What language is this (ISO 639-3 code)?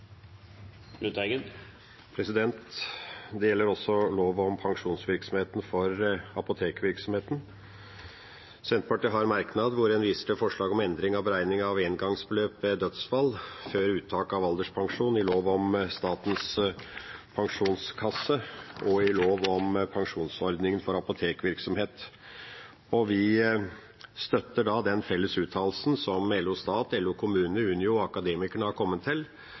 nob